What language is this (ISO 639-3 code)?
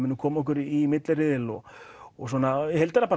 isl